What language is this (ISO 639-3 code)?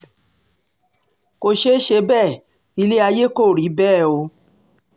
yor